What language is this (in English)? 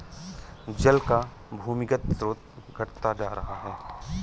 Hindi